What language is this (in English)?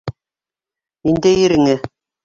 Bashkir